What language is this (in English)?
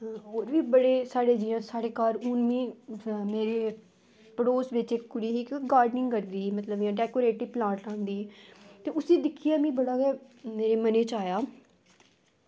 Dogri